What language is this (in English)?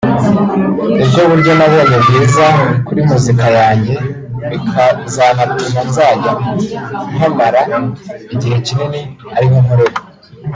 Kinyarwanda